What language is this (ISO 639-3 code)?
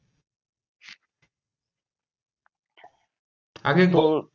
ben